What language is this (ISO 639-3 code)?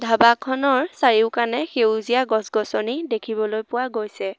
asm